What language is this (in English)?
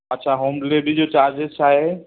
Sindhi